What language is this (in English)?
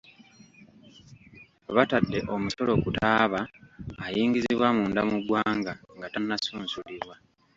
Ganda